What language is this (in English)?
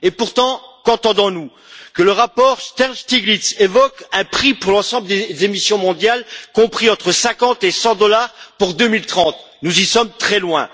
French